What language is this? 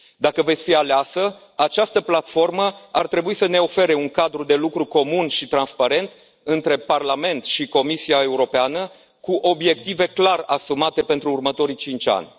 Romanian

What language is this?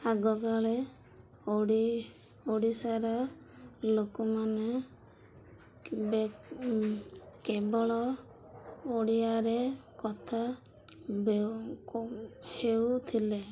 Odia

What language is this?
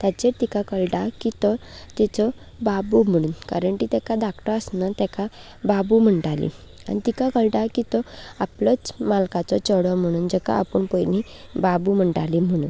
Konkani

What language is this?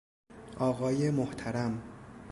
Persian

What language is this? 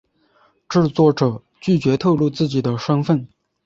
Chinese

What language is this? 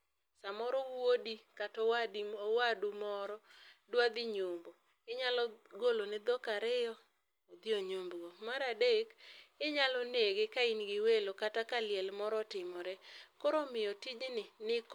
Luo (Kenya and Tanzania)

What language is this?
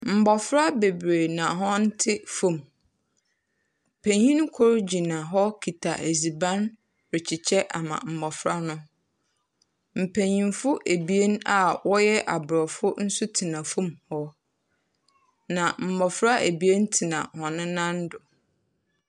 Akan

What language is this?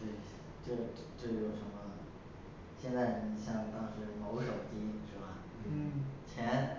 Chinese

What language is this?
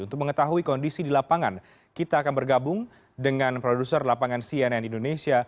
Indonesian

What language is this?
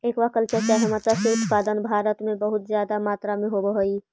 Magahi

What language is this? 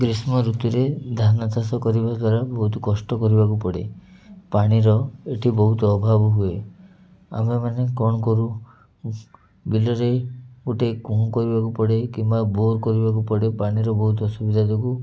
Odia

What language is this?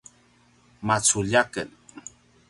Paiwan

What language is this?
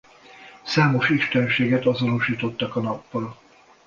Hungarian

